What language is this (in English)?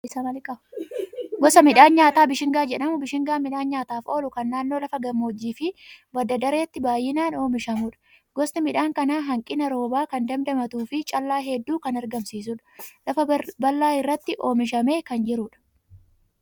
Oromo